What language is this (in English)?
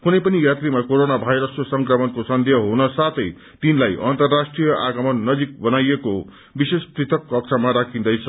Nepali